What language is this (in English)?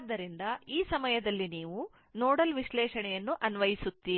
Kannada